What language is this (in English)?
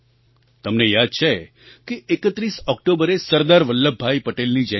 Gujarati